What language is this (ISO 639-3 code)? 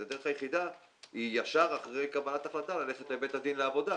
heb